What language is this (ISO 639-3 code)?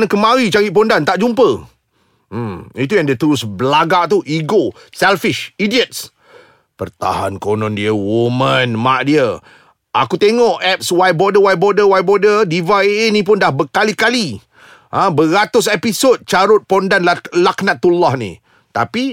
msa